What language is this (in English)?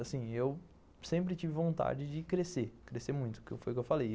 Portuguese